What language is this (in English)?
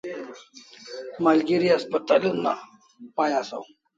Kalasha